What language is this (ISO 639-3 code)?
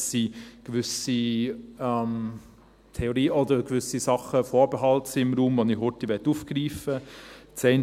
gsw